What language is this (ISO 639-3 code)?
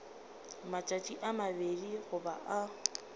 nso